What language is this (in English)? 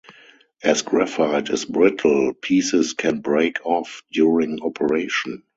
English